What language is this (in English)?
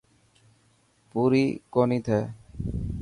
Dhatki